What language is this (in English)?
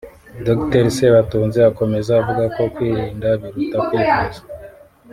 Kinyarwanda